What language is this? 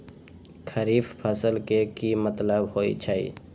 Magahi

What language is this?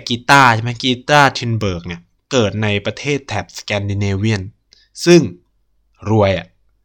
Thai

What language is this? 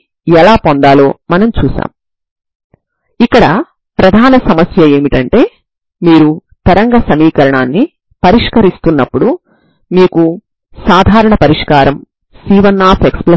Telugu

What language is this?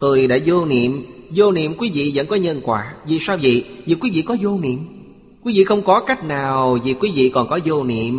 Vietnamese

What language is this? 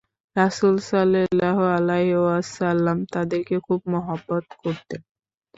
Bangla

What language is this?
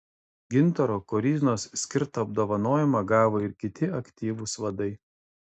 Lithuanian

